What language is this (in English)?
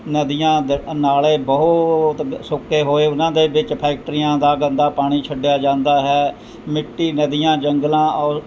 Punjabi